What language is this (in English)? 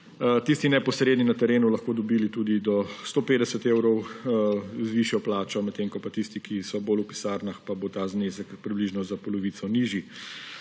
Slovenian